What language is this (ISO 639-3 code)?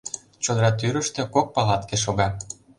chm